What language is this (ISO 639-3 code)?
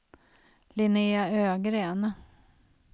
swe